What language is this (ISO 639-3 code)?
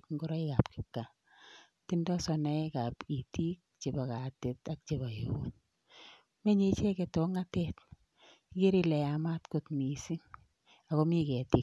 kln